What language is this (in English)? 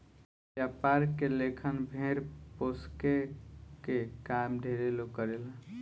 Bhojpuri